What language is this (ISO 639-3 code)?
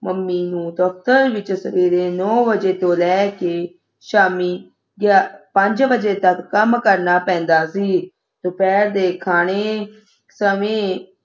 pan